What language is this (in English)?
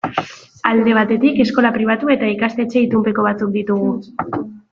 Basque